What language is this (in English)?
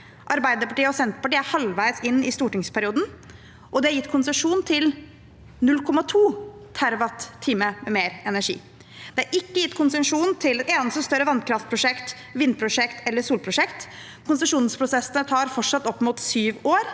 Norwegian